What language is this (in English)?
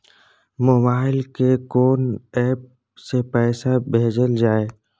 Maithili